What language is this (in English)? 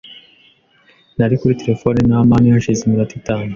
Kinyarwanda